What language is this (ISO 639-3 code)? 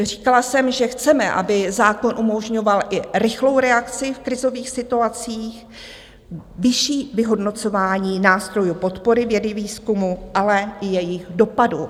ces